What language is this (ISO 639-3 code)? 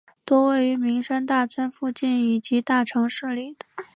zho